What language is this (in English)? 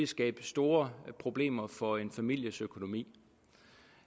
Danish